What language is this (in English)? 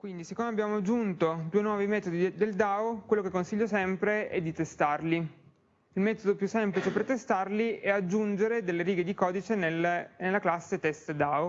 Italian